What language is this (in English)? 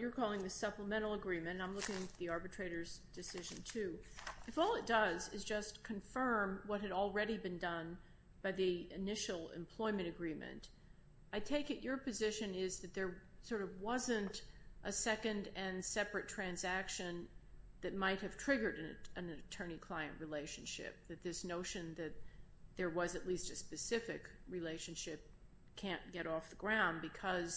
English